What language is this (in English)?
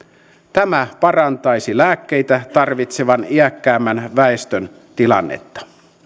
Finnish